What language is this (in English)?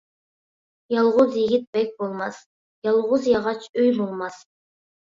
Uyghur